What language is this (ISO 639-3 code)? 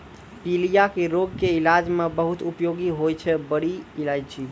mai